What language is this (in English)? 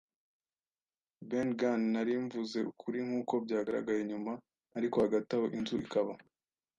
Kinyarwanda